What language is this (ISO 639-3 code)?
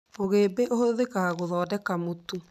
kik